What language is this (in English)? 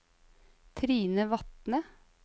Norwegian